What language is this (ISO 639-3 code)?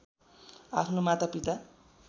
nep